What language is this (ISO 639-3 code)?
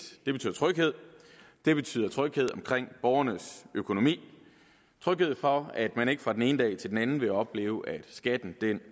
dan